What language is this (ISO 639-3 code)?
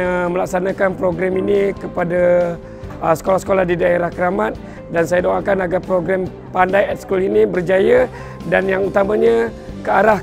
msa